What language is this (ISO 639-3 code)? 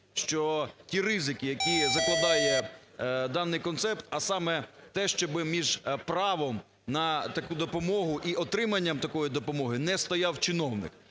ukr